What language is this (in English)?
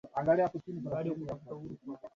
Swahili